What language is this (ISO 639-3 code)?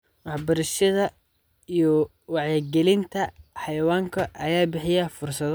som